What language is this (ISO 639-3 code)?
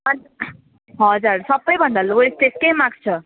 nep